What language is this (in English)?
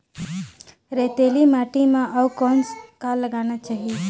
Chhattisgarhi